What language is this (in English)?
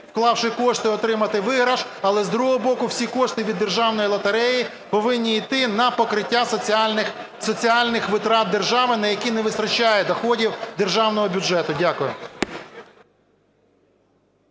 Ukrainian